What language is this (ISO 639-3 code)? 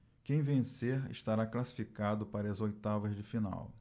por